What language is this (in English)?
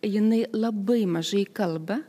Lithuanian